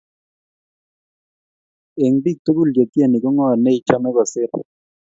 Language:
Kalenjin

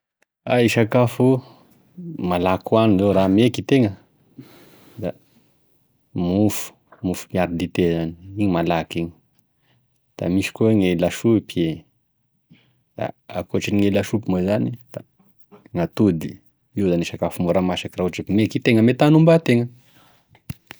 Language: Tesaka Malagasy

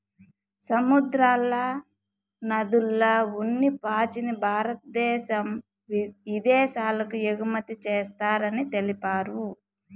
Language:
Telugu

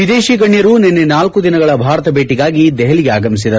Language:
Kannada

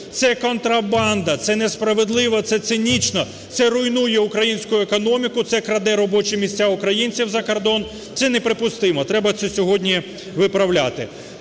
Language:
Ukrainian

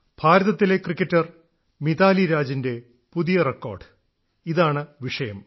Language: Malayalam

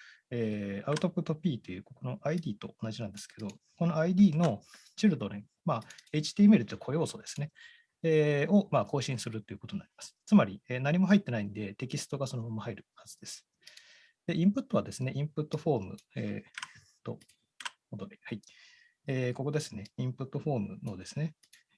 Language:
Japanese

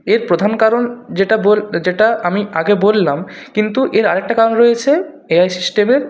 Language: Bangla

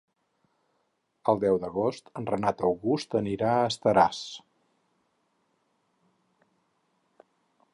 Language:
Catalan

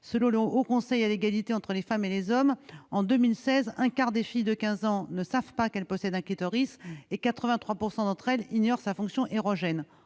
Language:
French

